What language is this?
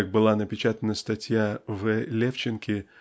Russian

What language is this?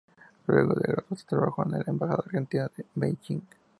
Spanish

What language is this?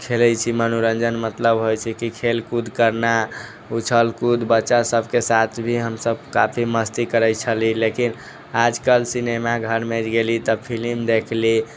Maithili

